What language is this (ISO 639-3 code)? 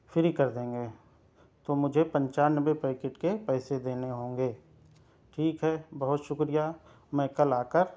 urd